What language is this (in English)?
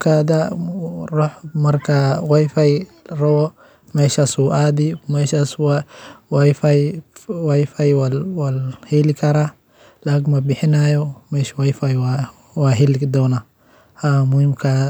Somali